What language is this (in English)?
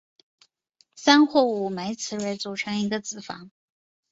Chinese